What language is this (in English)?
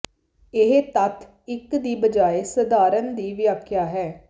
Punjabi